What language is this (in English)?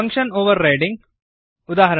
Kannada